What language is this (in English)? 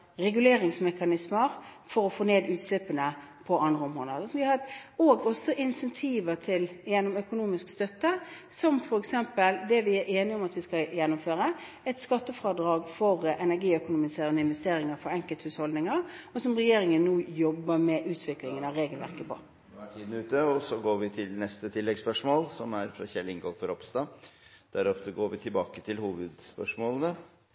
Norwegian